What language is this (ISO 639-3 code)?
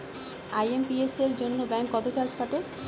ben